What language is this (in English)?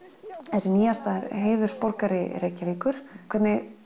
Icelandic